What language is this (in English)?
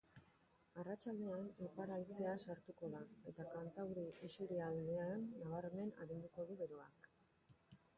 Basque